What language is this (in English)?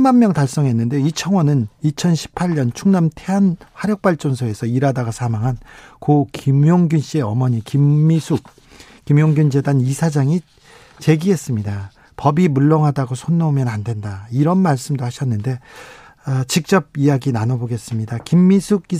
Korean